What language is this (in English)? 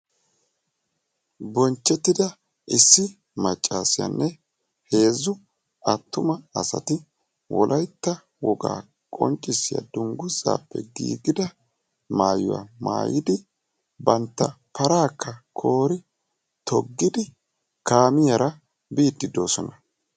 Wolaytta